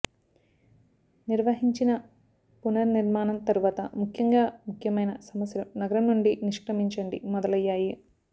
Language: Telugu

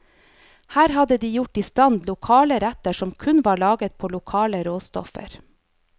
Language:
Norwegian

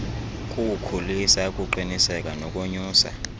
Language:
Xhosa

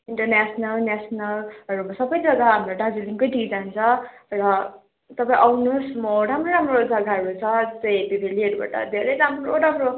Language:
Nepali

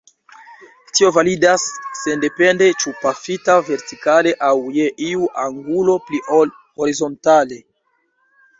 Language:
Esperanto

